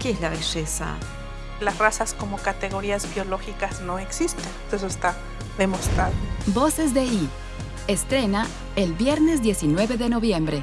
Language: Spanish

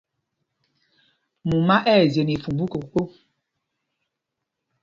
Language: Mpumpong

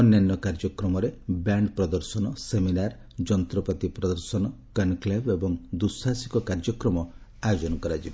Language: Odia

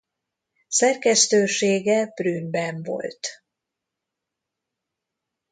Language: Hungarian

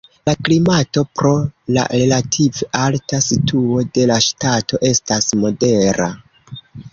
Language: Esperanto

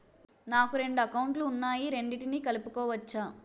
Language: Telugu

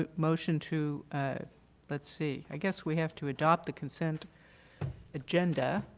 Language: English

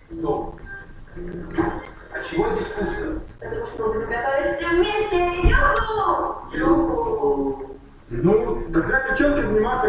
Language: Russian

